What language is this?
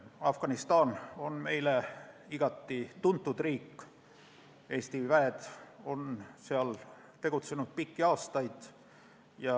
Estonian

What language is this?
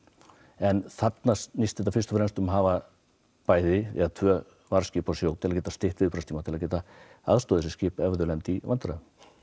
Icelandic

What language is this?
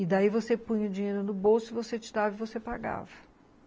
Portuguese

